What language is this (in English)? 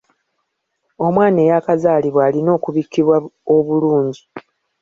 Ganda